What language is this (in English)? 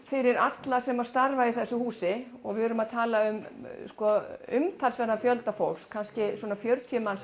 Icelandic